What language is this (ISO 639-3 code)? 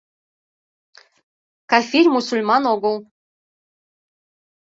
chm